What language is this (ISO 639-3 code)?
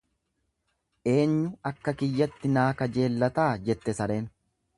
orm